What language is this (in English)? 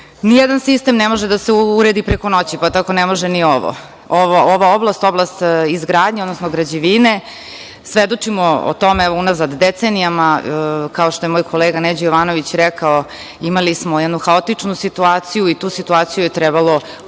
Serbian